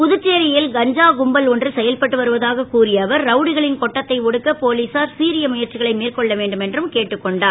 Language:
Tamil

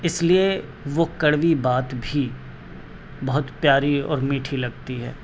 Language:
Urdu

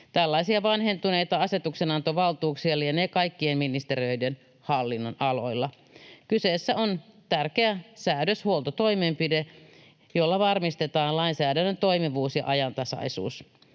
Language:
Finnish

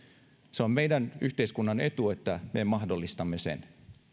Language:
Finnish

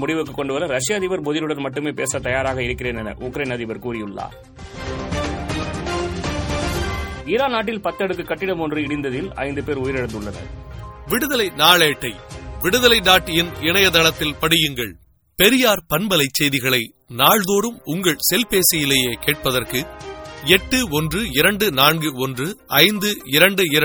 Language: Tamil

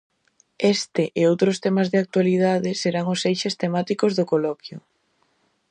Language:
Galician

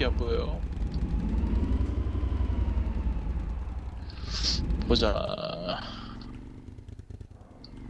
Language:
Korean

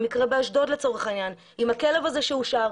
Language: Hebrew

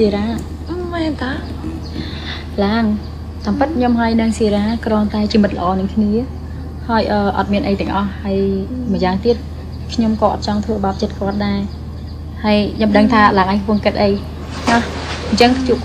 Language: Thai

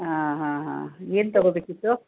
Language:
Kannada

